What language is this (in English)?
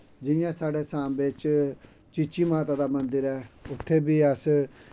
Dogri